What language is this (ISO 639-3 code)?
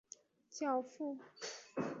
zho